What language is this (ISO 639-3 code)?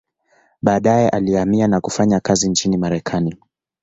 swa